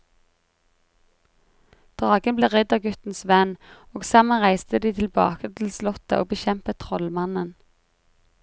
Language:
Norwegian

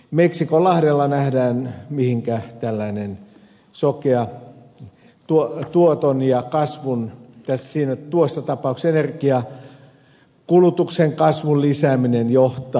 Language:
Finnish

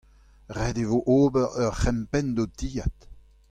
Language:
Breton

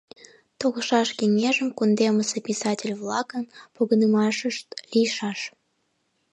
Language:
Mari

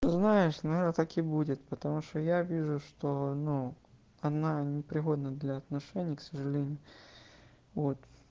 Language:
Russian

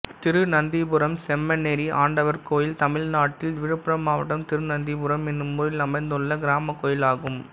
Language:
Tamil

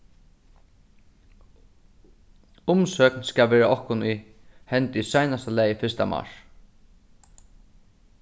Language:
Faroese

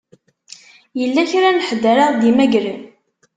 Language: Kabyle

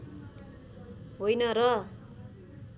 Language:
Nepali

